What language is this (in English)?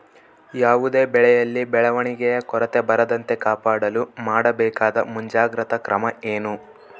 Kannada